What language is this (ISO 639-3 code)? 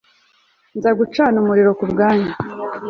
kin